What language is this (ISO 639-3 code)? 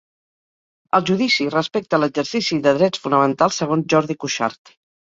cat